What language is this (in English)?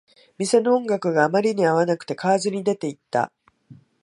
Japanese